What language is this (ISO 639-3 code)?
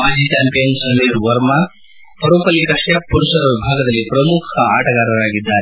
kan